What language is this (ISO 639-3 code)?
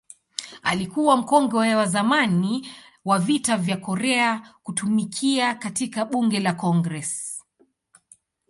swa